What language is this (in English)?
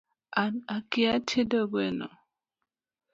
Luo (Kenya and Tanzania)